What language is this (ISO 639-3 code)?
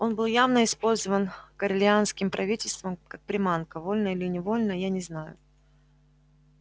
rus